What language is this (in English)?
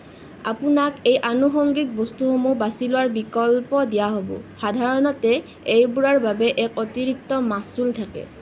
Assamese